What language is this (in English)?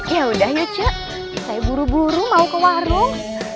Indonesian